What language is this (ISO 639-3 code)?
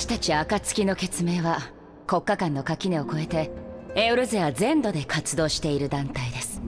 jpn